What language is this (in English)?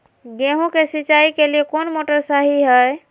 Magahi